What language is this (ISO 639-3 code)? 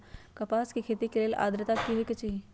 mag